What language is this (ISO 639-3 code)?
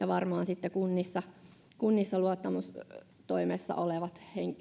fin